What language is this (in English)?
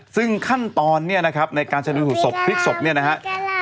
Thai